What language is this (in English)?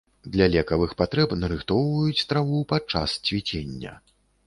Belarusian